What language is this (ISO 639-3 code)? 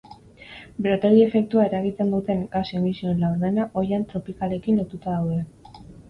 eus